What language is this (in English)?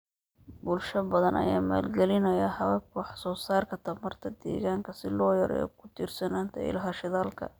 Somali